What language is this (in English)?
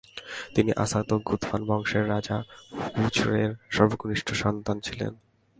Bangla